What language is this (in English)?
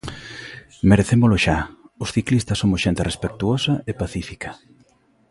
Galician